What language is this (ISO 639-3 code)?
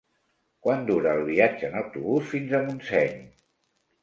cat